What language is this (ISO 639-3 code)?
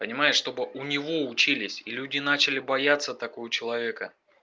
rus